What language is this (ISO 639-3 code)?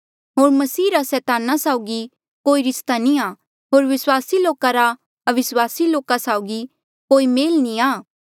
mjl